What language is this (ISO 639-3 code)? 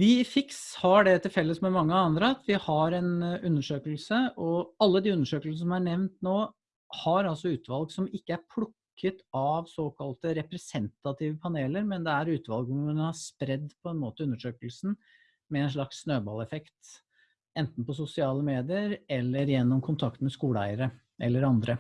nor